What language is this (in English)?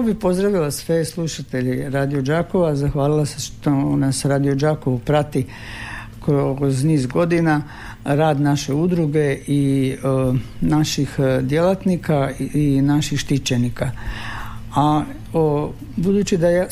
Croatian